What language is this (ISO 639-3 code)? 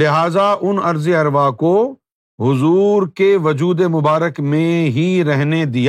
urd